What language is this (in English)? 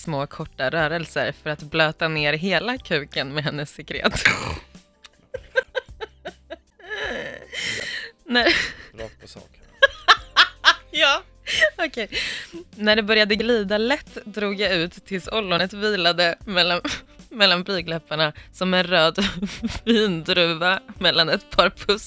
Swedish